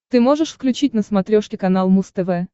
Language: Russian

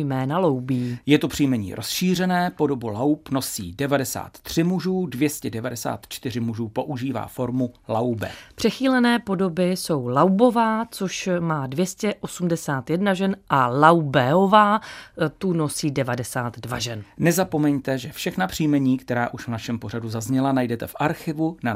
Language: Czech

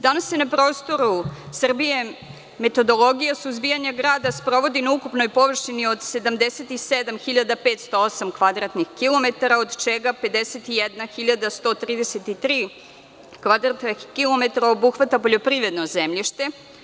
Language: Serbian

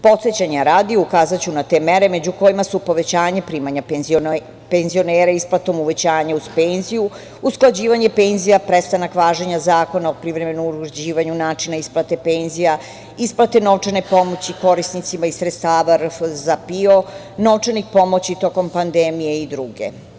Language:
Serbian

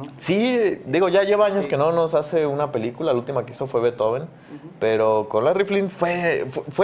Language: Spanish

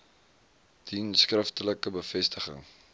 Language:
Afrikaans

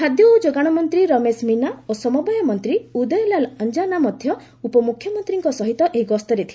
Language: Odia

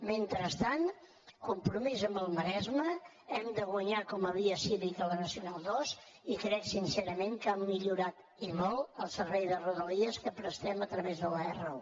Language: Catalan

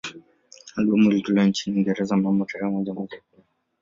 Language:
Swahili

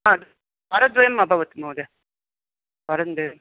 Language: Sanskrit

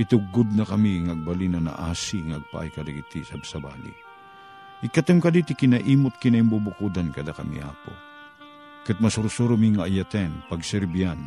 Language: Filipino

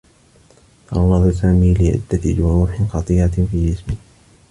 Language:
Arabic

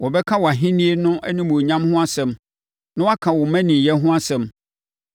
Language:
Akan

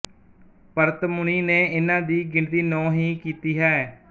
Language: Punjabi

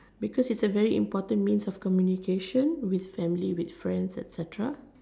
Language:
English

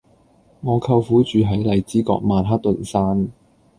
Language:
Cantonese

